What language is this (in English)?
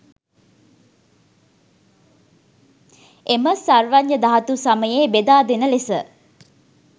Sinhala